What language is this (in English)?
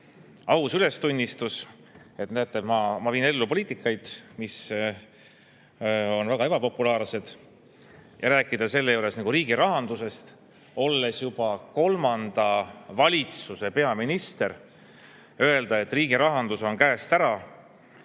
Estonian